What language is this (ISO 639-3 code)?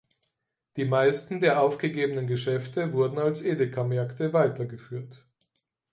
deu